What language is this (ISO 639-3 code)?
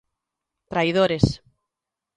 glg